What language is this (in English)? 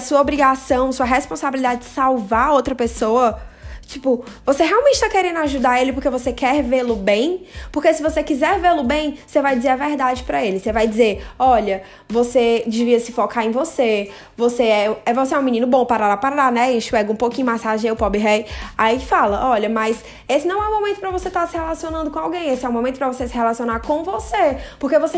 Portuguese